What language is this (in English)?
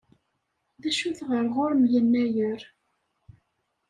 Kabyle